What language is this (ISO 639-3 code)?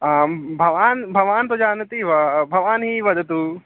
san